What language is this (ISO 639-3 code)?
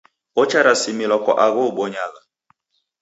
dav